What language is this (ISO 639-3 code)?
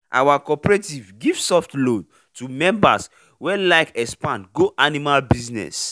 pcm